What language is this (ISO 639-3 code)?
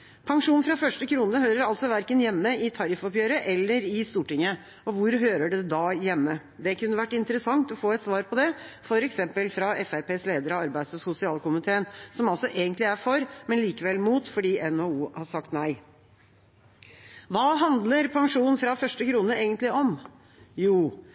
nob